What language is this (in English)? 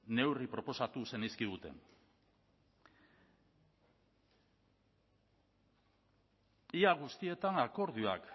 Basque